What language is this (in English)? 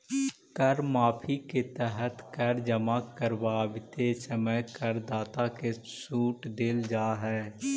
Magahi